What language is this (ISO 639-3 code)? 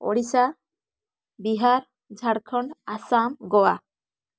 ori